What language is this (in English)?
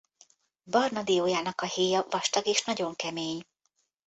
Hungarian